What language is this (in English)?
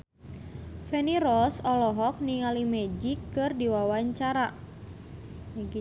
Sundanese